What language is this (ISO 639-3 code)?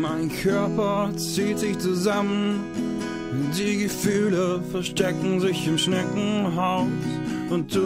deu